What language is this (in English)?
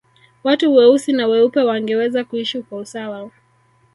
Swahili